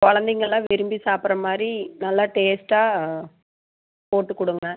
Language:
Tamil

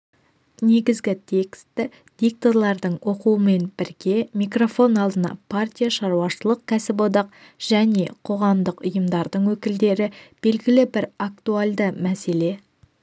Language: Kazakh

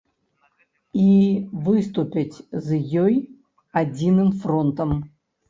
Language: Belarusian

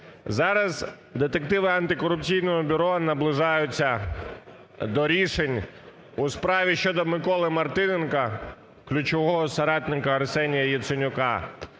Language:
Ukrainian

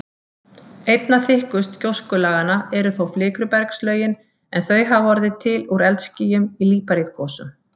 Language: Icelandic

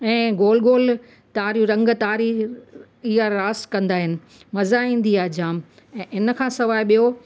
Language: Sindhi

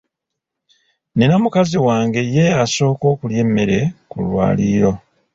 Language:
Ganda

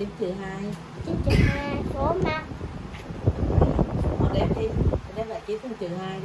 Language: Vietnamese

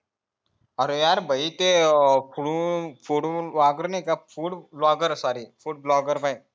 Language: Marathi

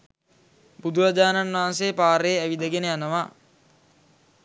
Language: Sinhala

